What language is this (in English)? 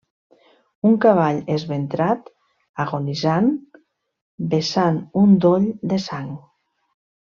Catalan